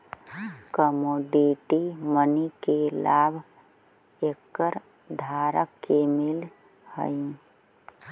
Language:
Magahi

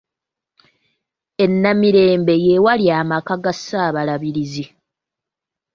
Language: Ganda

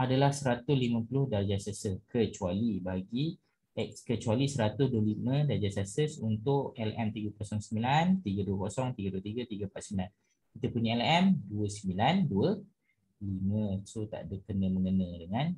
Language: Malay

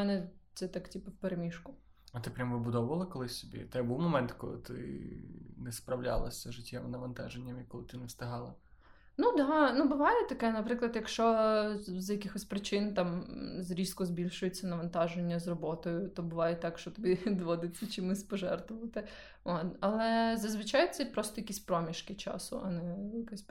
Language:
Ukrainian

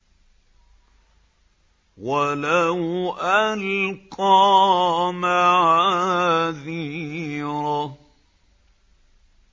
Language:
Arabic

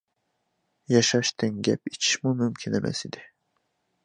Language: Uyghur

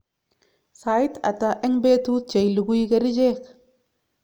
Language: Kalenjin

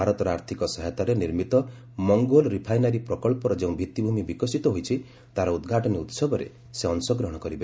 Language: Odia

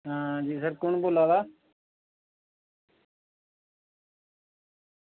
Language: Dogri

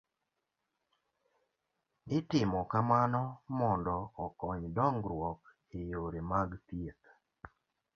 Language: Luo (Kenya and Tanzania)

